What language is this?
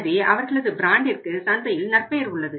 Tamil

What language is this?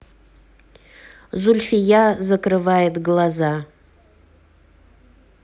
Russian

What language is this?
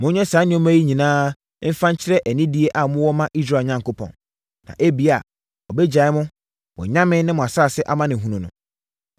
Akan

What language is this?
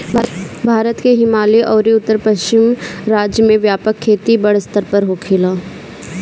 Bhojpuri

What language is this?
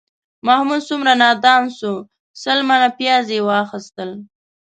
Pashto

